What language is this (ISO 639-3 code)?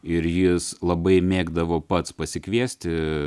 lit